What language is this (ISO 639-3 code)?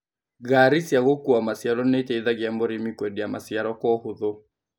kik